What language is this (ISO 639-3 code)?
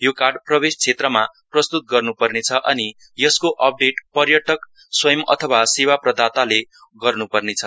nep